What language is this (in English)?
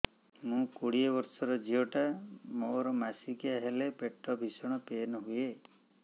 Odia